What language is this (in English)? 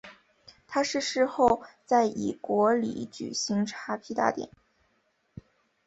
Chinese